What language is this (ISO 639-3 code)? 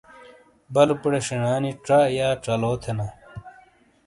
scl